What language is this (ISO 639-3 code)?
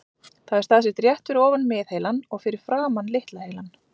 isl